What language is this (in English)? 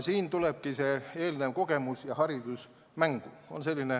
Estonian